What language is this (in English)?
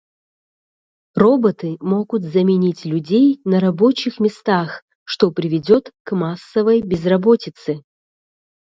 Russian